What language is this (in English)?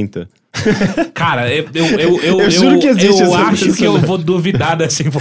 Portuguese